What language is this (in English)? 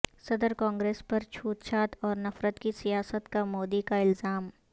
Urdu